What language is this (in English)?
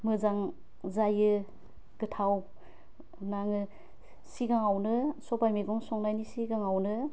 Bodo